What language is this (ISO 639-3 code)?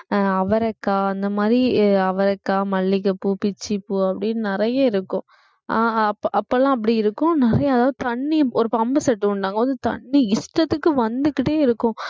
tam